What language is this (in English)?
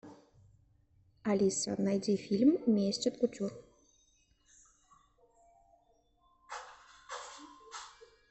Russian